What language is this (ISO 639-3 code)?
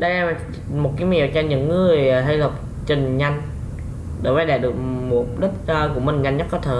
vie